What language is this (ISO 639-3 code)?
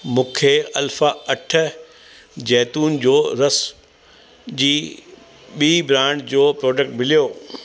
snd